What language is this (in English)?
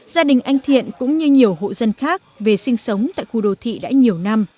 Vietnamese